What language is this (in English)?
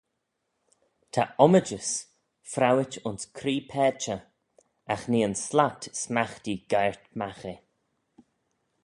Manx